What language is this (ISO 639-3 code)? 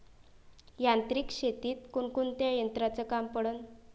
mar